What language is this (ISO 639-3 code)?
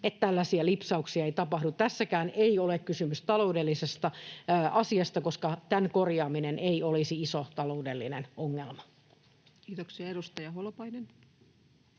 fin